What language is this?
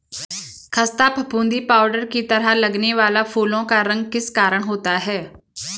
Hindi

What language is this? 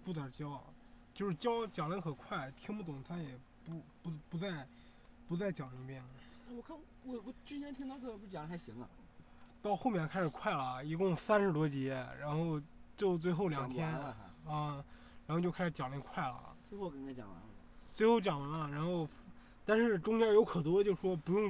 Chinese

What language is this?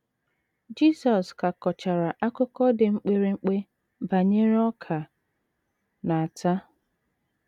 Igbo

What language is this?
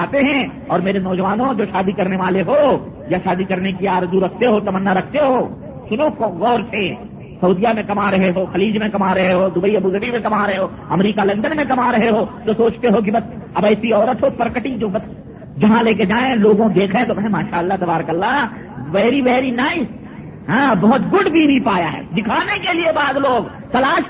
Urdu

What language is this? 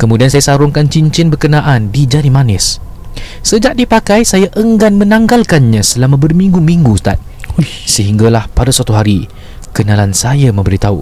Malay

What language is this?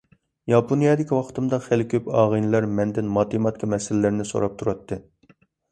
Uyghur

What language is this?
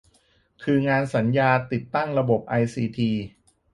Thai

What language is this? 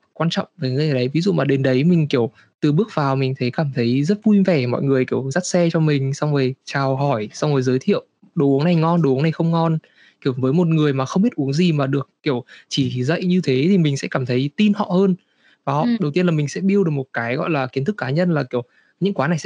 Vietnamese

